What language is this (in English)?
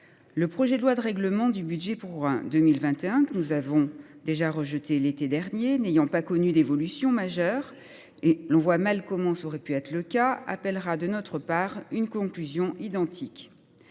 French